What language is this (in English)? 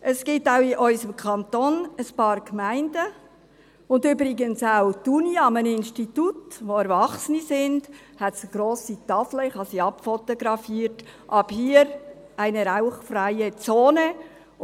Swiss German